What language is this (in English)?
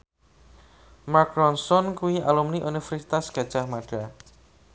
Javanese